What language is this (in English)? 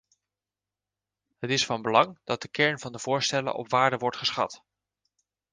Dutch